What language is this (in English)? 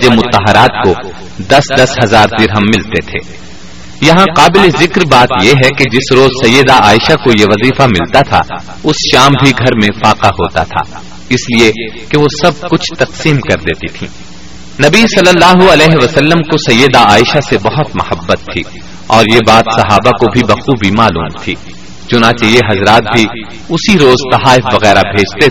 Urdu